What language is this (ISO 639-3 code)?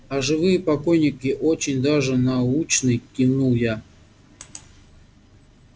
rus